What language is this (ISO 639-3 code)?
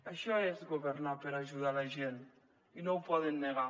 cat